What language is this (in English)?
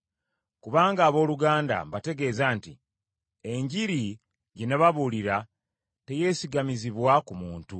Ganda